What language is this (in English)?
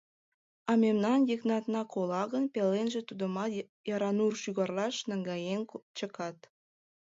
Mari